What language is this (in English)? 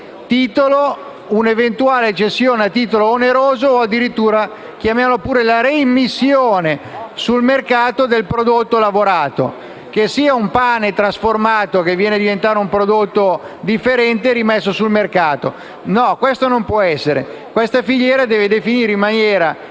Italian